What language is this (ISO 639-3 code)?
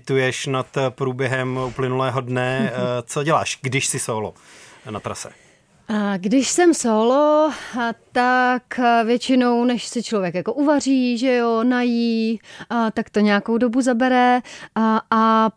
ces